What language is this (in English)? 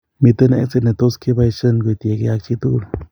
Kalenjin